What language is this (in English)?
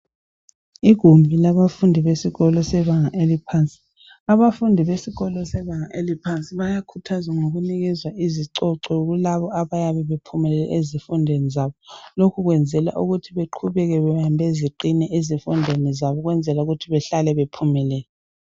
North Ndebele